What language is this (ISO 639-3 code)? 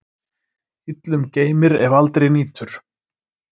isl